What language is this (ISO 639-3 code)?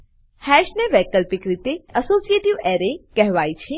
guj